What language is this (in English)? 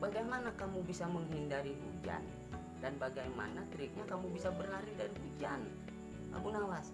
Indonesian